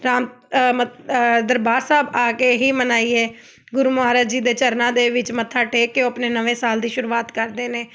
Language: Punjabi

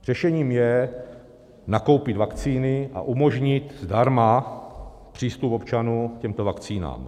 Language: Czech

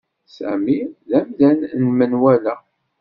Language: Kabyle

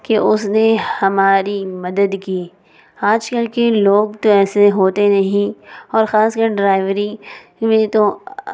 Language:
Urdu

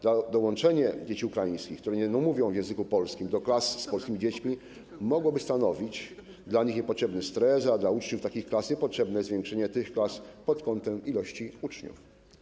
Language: Polish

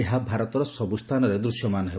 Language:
Odia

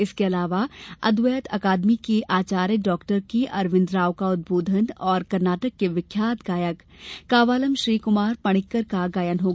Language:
Hindi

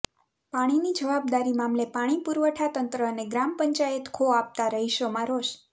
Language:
Gujarati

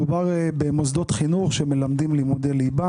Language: Hebrew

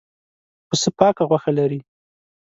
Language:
Pashto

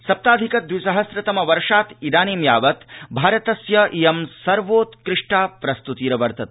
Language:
Sanskrit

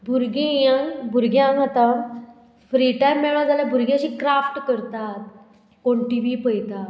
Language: Konkani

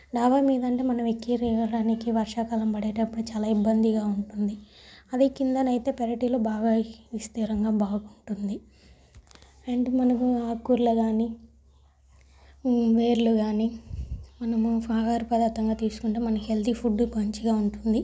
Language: Telugu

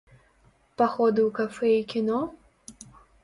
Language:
Belarusian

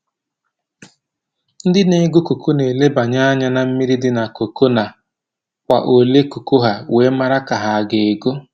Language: Igbo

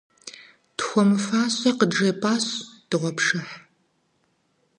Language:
Kabardian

